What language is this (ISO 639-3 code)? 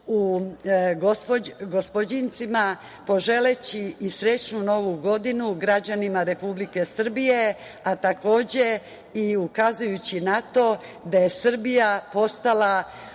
srp